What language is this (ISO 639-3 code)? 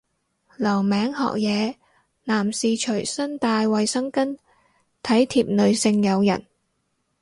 yue